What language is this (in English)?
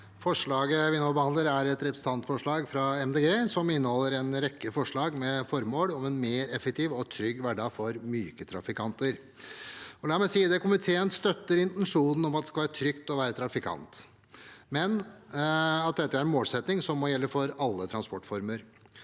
Norwegian